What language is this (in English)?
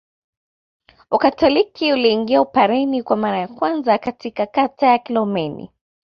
Swahili